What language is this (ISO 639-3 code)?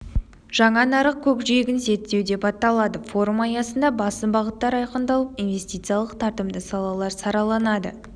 kaz